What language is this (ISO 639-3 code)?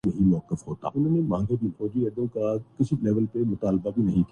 urd